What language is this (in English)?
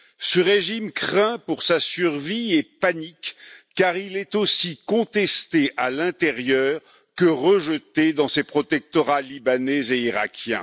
French